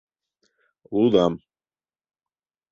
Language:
Mari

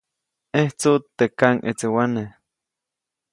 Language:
Copainalá Zoque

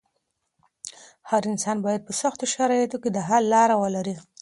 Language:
Pashto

